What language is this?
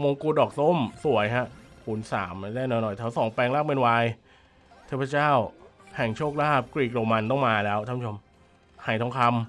Thai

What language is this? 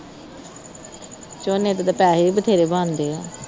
Punjabi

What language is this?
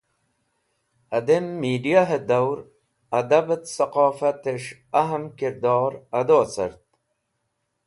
Wakhi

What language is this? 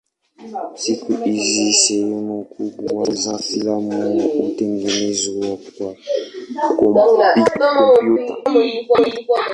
Swahili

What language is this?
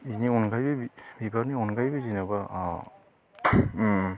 Bodo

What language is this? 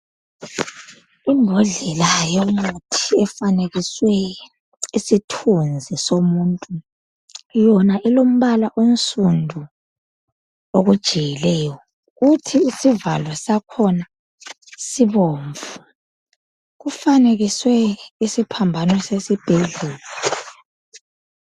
North Ndebele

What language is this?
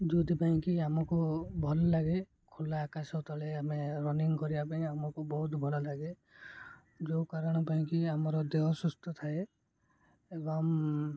Odia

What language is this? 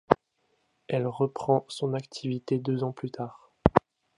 French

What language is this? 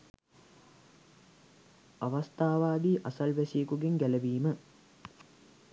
Sinhala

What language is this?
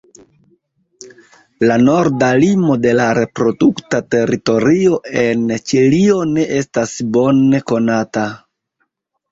Esperanto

